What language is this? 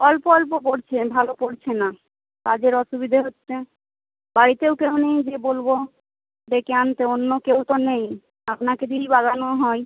Bangla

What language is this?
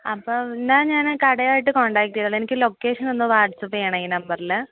Malayalam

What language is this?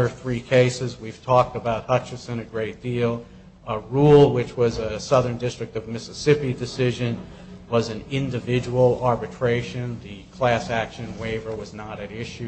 English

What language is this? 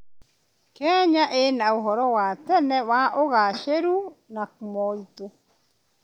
Kikuyu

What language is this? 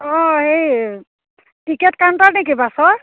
Assamese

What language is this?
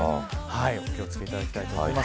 Japanese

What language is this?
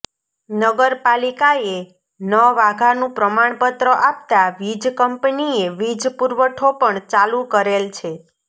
Gujarati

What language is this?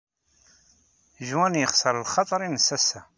Kabyle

